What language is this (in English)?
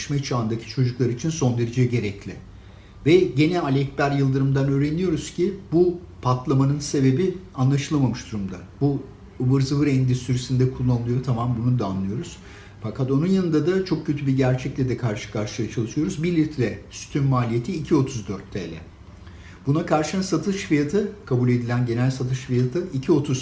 Turkish